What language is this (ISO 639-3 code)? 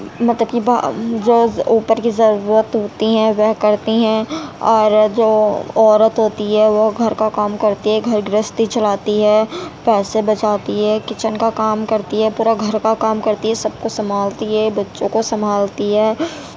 urd